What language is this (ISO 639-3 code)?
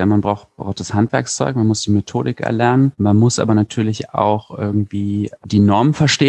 deu